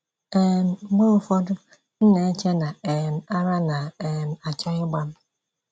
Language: Igbo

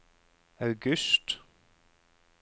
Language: Norwegian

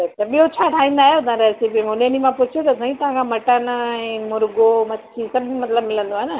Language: Sindhi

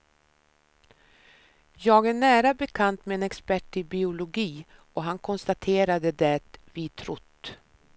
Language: Swedish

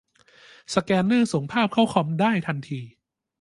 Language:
Thai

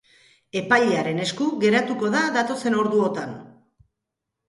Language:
Basque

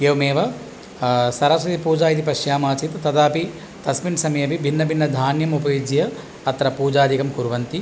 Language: Sanskrit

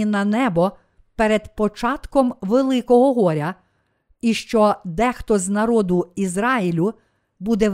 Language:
Ukrainian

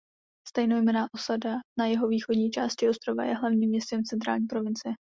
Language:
Czech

